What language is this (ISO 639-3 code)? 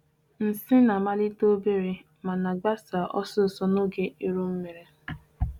ibo